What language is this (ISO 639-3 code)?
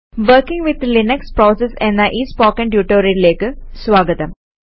mal